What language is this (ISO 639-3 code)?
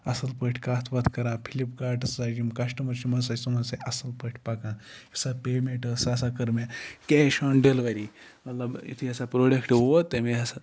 kas